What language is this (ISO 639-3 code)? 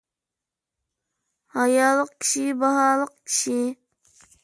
uig